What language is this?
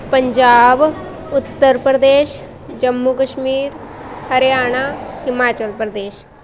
Punjabi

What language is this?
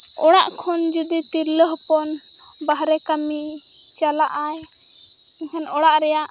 Santali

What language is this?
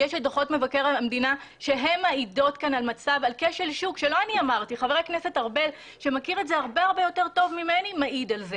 Hebrew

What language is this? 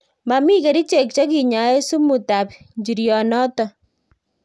Kalenjin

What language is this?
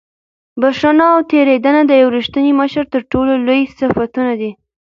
Pashto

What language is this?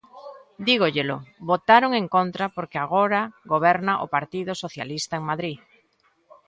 Galician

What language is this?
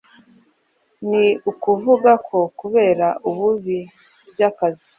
Kinyarwanda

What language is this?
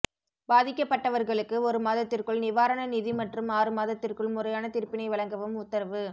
Tamil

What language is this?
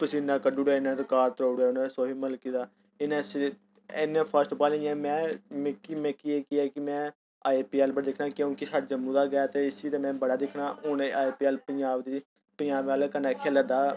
Dogri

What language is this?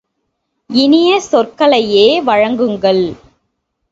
Tamil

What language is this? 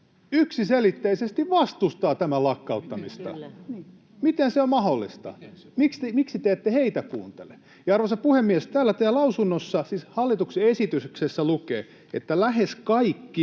Finnish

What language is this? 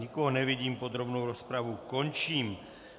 Czech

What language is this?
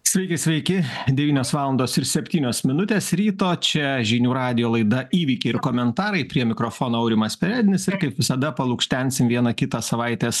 Lithuanian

